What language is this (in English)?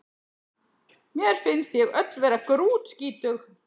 Icelandic